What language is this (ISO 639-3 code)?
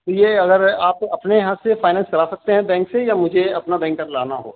urd